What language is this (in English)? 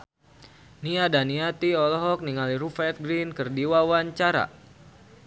Sundanese